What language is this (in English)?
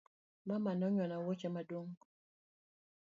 Luo (Kenya and Tanzania)